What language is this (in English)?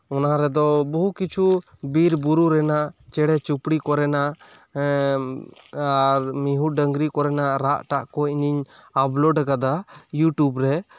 Santali